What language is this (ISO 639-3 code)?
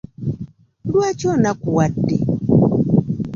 lug